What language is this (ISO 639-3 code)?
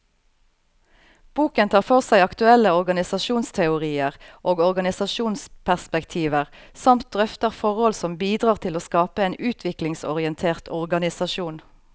nor